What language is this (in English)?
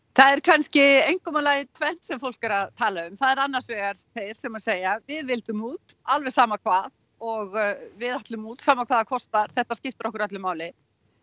Icelandic